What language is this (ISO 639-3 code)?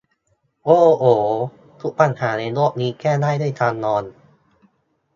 tha